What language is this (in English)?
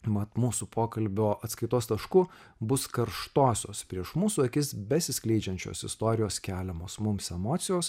Lithuanian